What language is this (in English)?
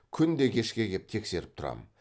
Kazakh